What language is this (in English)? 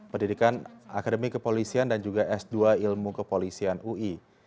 Indonesian